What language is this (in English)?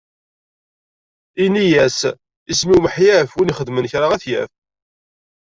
Kabyle